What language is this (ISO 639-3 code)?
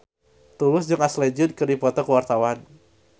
sun